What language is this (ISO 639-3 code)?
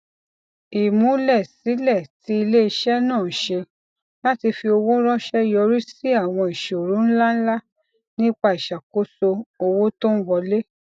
yor